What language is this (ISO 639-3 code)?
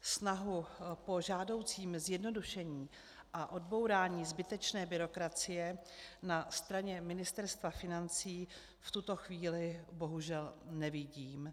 ces